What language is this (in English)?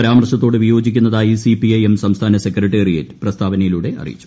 Malayalam